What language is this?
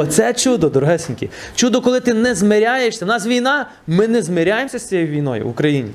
Ukrainian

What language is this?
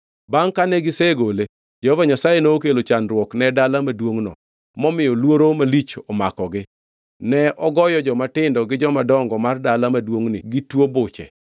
Luo (Kenya and Tanzania)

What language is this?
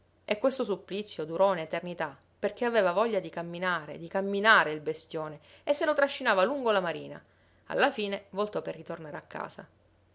Italian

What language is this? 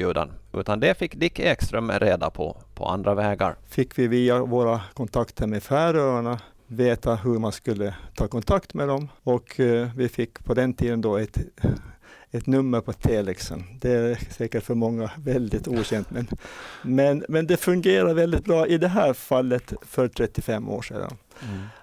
Swedish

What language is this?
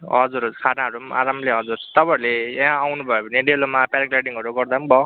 Nepali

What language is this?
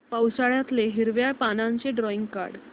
Marathi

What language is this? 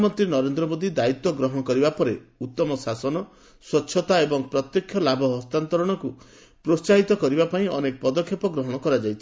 Odia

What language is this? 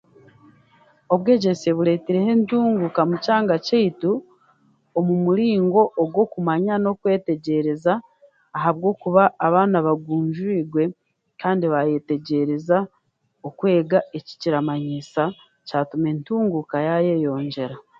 Chiga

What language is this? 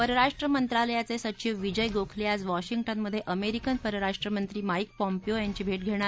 Marathi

